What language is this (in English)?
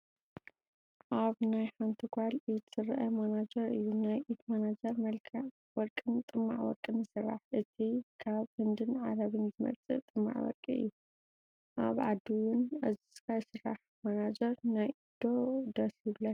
Tigrinya